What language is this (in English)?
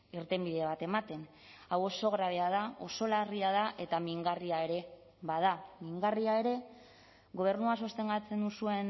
Basque